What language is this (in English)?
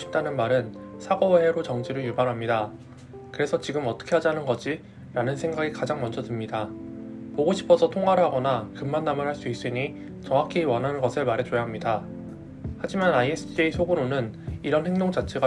Korean